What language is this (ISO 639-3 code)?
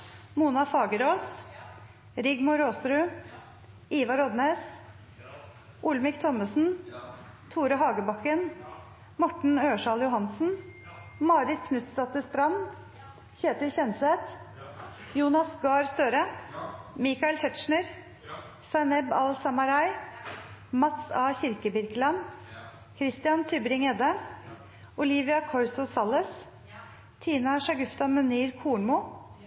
nno